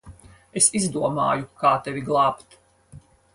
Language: Latvian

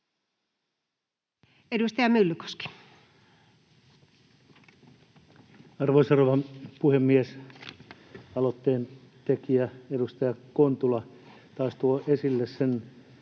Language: Finnish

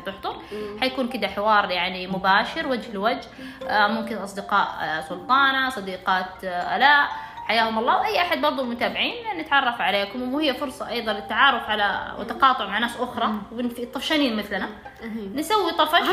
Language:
Arabic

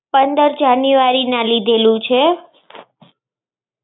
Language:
Gujarati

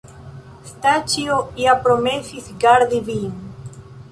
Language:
Esperanto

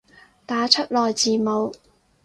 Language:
Cantonese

